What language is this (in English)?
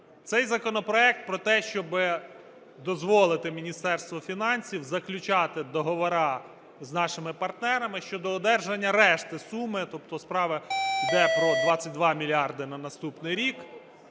Ukrainian